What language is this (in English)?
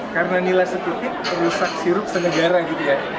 Indonesian